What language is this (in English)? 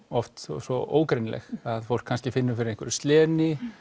Icelandic